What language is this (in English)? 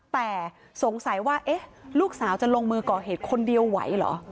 Thai